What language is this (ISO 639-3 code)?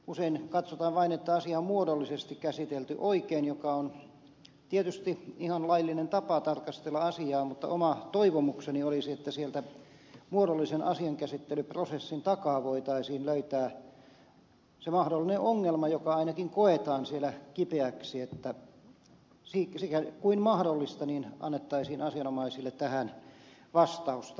fin